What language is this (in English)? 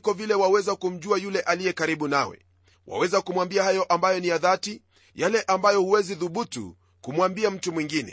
Swahili